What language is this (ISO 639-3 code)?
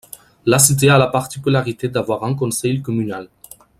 fra